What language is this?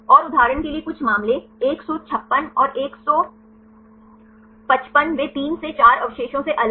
Hindi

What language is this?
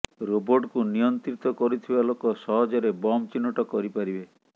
Odia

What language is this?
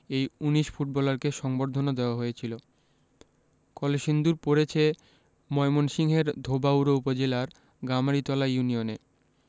Bangla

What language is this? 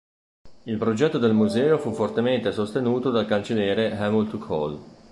Italian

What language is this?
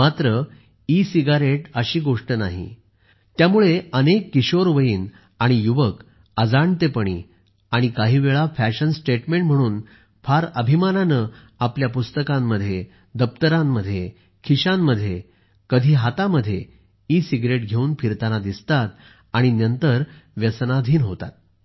Marathi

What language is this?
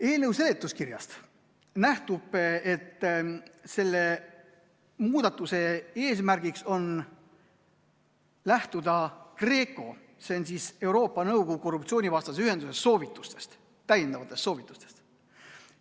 Estonian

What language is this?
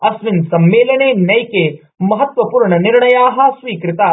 Sanskrit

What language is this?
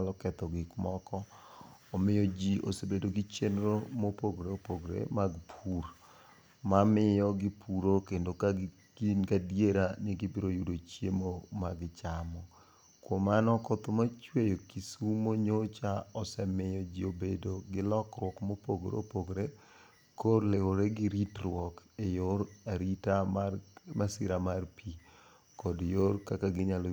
Luo (Kenya and Tanzania)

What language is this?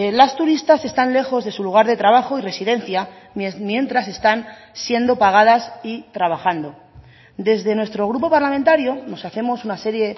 Spanish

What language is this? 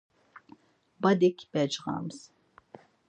Laz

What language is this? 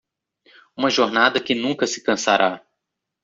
Portuguese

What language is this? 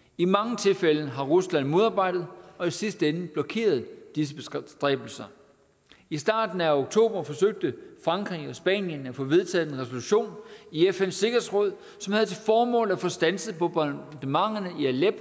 Danish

